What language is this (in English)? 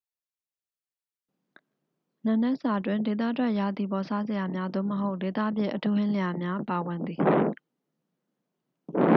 Burmese